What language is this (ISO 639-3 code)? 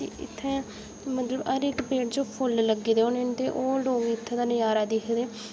doi